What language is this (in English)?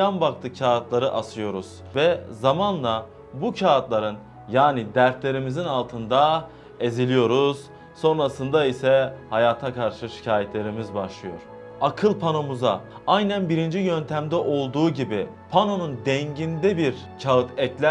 Turkish